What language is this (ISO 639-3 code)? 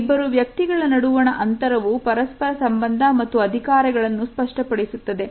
kan